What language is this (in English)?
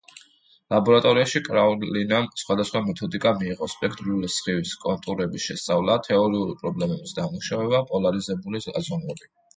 Georgian